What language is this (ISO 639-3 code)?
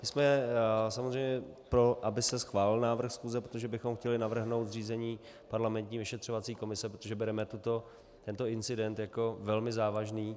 ces